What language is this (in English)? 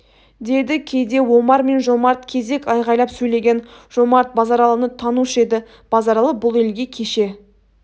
Kazakh